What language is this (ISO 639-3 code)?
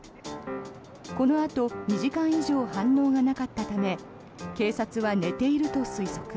jpn